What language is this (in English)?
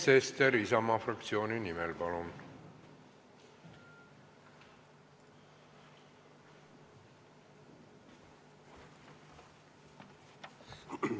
Estonian